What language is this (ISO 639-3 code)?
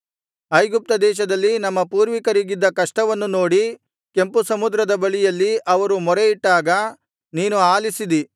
kan